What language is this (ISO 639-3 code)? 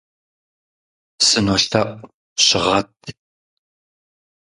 kbd